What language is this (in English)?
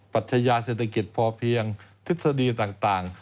Thai